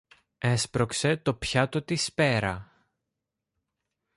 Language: Greek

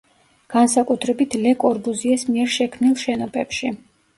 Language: Georgian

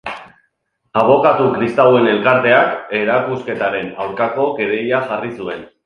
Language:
Basque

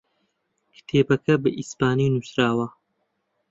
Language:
Central Kurdish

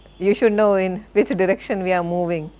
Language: English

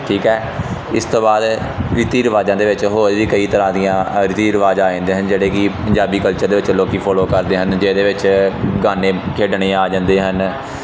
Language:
Punjabi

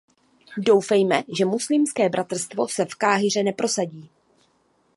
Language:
Czech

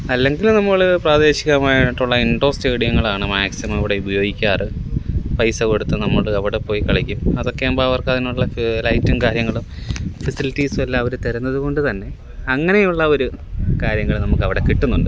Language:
Malayalam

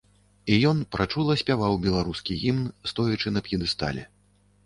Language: Belarusian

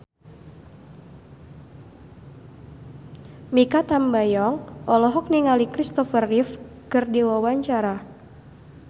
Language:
Sundanese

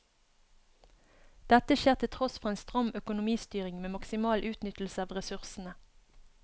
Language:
Norwegian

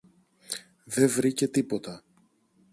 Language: Greek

